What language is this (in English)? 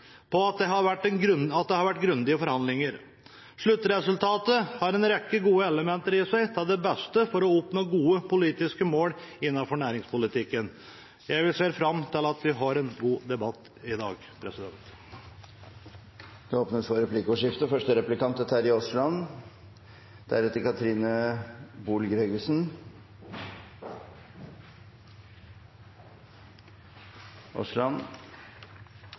Norwegian Bokmål